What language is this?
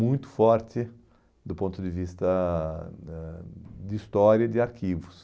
Portuguese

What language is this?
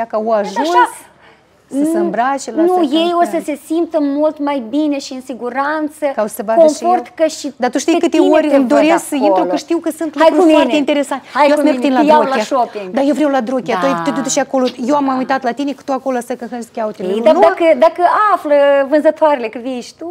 Romanian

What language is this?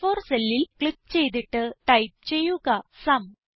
Malayalam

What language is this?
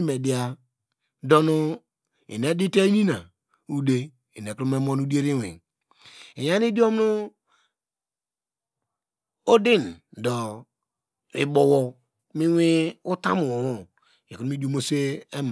Degema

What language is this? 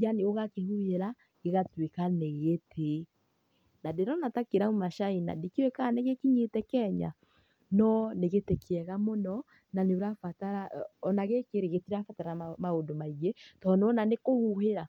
Kikuyu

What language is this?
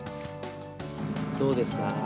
Japanese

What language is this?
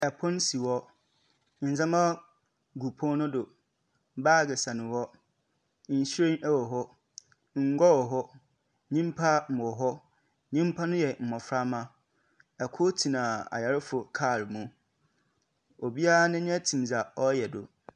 Akan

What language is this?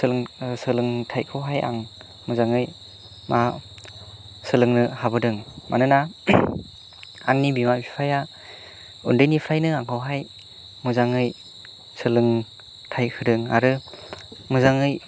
Bodo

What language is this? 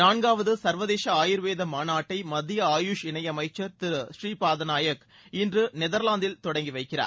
Tamil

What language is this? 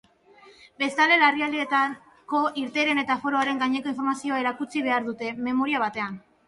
Basque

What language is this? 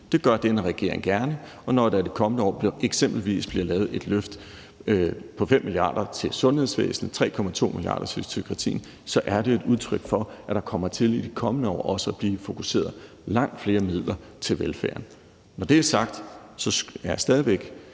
Danish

